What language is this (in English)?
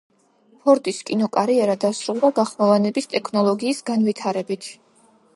Georgian